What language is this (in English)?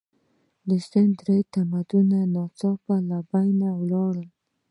Pashto